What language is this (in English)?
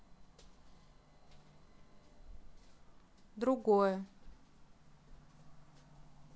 Russian